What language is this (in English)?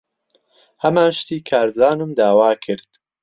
Central Kurdish